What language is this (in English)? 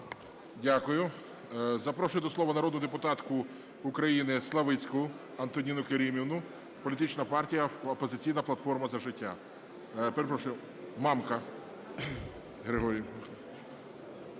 Ukrainian